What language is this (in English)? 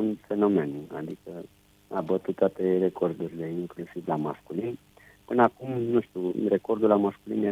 Romanian